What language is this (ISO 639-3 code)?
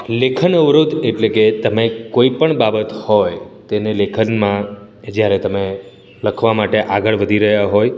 guj